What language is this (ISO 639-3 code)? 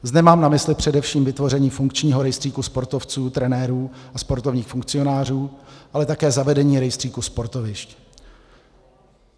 ces